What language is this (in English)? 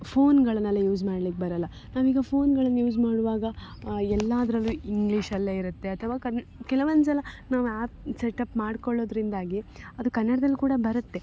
Kannada